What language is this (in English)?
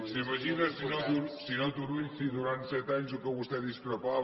Catalan